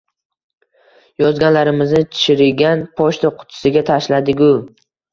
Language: Uzbek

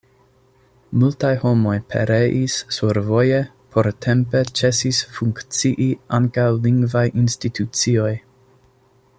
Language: Esperanto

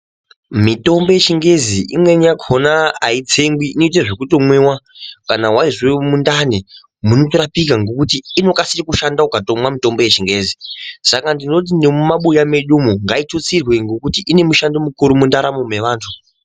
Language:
Ndau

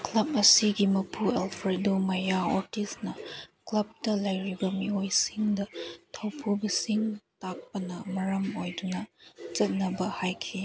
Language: Manipuri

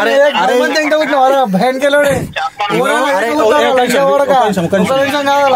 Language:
Telugu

